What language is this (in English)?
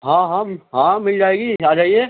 Urdu